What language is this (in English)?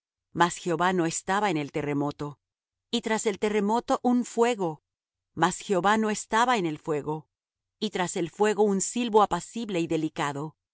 Spanish